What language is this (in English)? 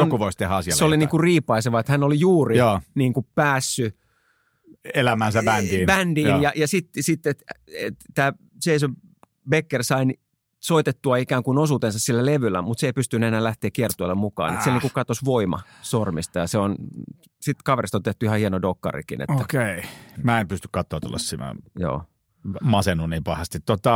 Finnish